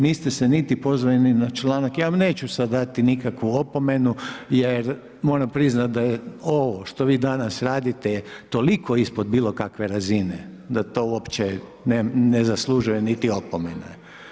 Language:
Croatian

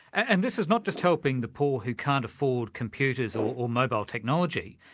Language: English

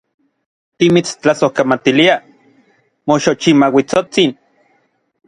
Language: Orizaba Nahuatl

